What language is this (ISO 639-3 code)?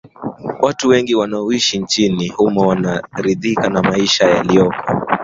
swa